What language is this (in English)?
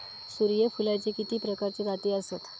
Marathi